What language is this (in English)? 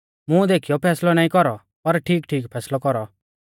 Mahasu Pahari